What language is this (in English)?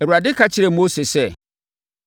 Akan